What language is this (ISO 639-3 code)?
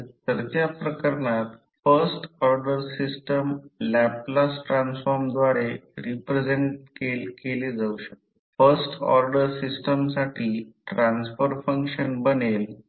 mar